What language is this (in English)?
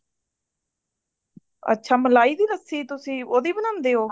Punjabi